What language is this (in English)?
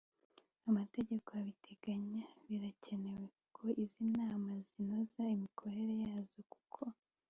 Kinyarwanda